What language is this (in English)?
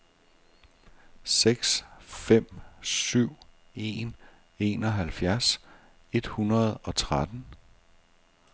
Danish